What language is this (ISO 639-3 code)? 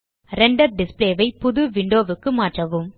tam